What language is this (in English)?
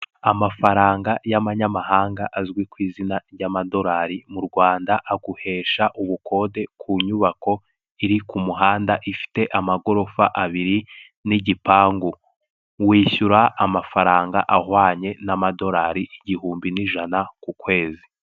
Kinyarwanda